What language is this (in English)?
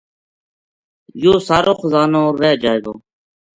Gujari